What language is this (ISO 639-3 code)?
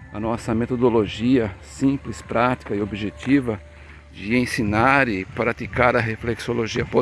por